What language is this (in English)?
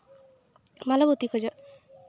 Santali